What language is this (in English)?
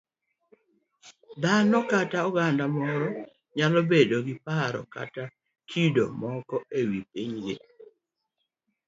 Luo (Kenya and Tanzania)